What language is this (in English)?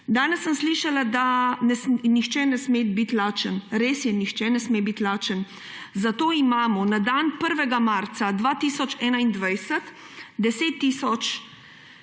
Slovenian